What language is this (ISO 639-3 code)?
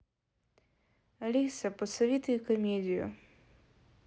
rus